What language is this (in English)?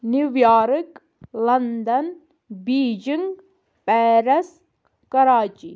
Kashmiri